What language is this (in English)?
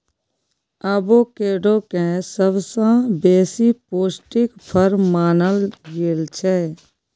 Maithili